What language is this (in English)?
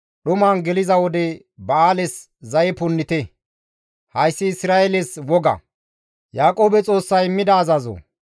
Gamo